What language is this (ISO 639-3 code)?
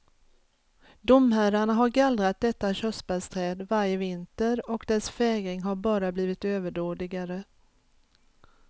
swe